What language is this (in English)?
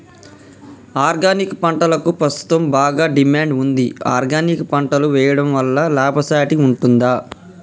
Telugu